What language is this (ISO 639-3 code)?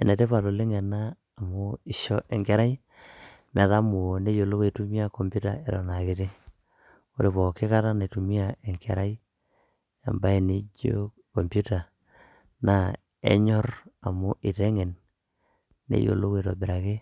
mas